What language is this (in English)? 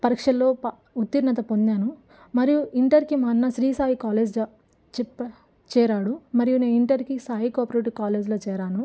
Telugu